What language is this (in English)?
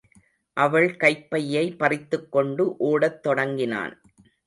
Tamil